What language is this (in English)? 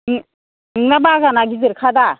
Bodo